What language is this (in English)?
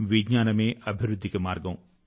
Telugu